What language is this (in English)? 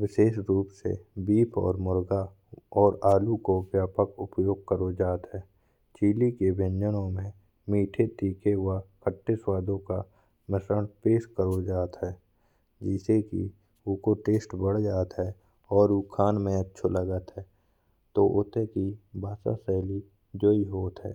Bundeli